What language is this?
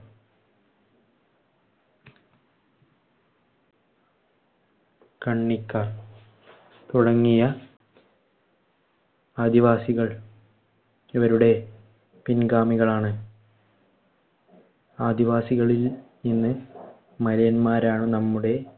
Malayalam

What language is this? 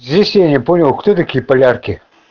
Russian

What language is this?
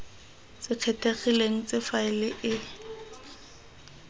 Tswana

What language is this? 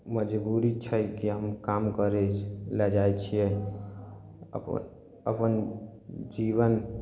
Maithili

